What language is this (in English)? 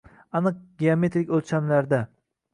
Uzbek